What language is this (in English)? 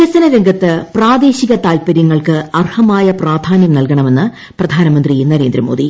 Malayalam